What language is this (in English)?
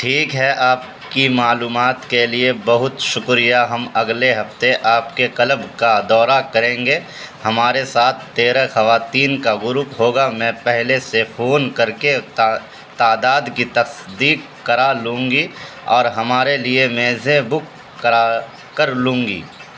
Urdu